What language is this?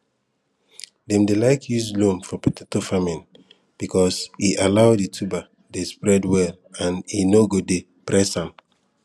Nigerian Pidgin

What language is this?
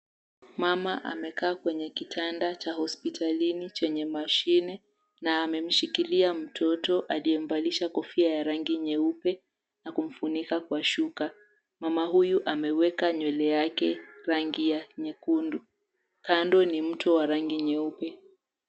Swahili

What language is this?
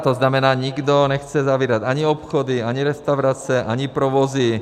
Czech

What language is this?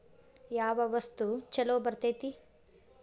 Kannada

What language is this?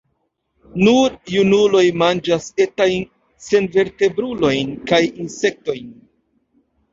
Esperanto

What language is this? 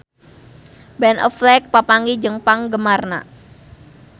Sundanese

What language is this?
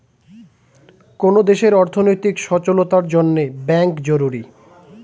Bangla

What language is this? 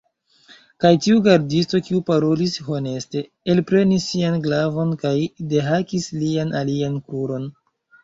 Esperanto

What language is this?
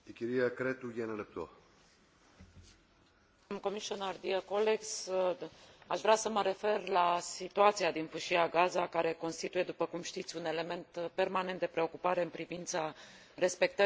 Romanian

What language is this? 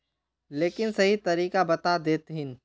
Magahi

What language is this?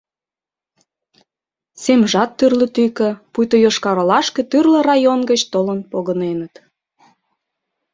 Mari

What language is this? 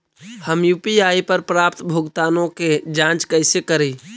Magahi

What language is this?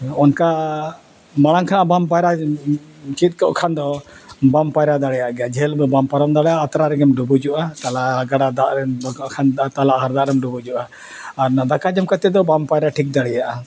Santali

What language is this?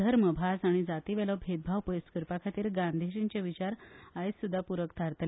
Konkani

